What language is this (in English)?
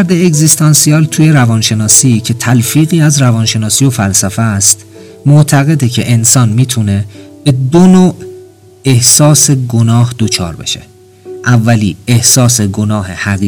Persian